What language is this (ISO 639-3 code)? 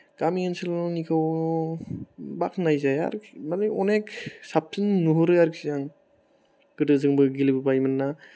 brx